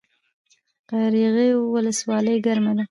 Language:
Pashto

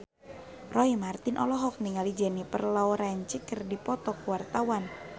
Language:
Sundanese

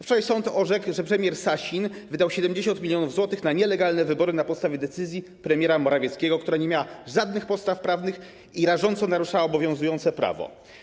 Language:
Polish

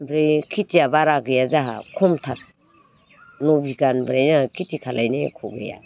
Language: Bodo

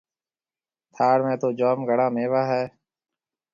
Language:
Marwari (Pakistan)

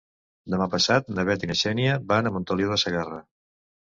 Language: Catalan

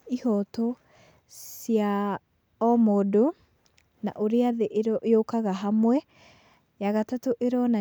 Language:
Kikuyu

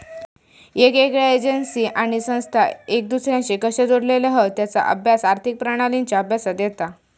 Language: Marathi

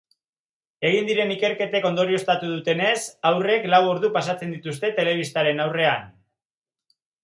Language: Basque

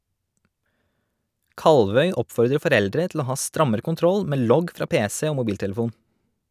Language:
Norwegian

